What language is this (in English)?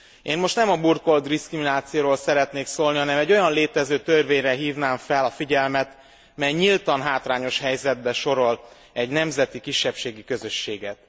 Hungarian